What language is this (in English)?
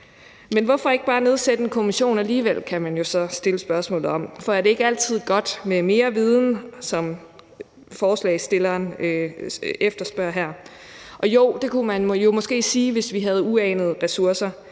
Danish